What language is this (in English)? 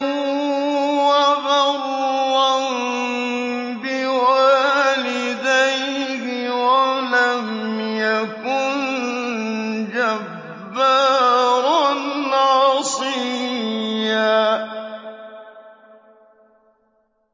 Arabic